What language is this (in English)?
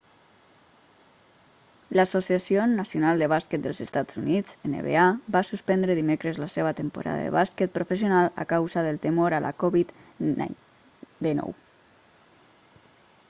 Catalan